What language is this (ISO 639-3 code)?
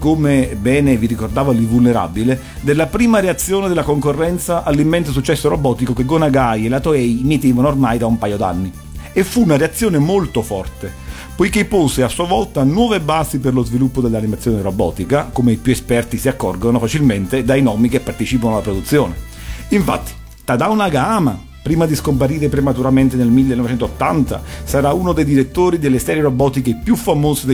ita